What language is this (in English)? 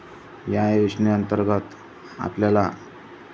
Marathi